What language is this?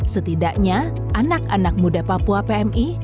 Indonesian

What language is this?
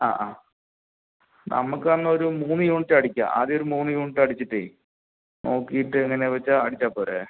Malayalam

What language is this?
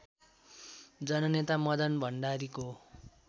Nepali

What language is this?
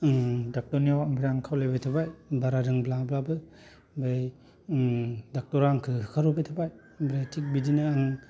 Bodo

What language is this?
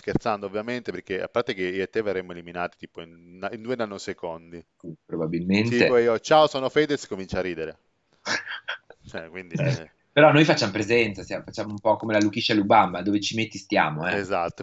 Italian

